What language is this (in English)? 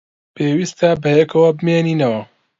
Central Kurdish